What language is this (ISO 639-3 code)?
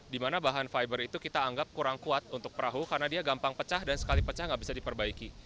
ind